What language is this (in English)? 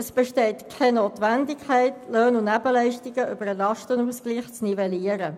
Swiss German